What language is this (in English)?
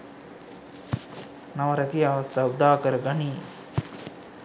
Sinhala